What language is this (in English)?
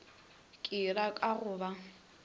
Northern Sotho